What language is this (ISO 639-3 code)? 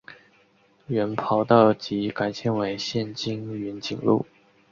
zho